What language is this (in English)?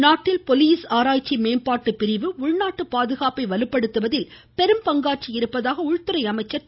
Tamil